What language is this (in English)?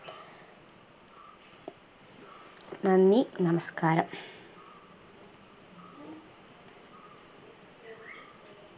Malayalam